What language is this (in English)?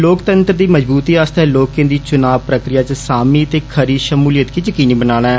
Dogri